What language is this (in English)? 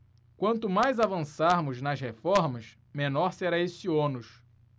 Portuguese